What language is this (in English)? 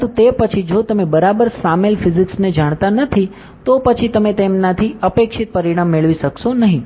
Gujarati